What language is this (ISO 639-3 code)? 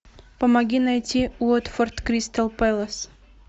rus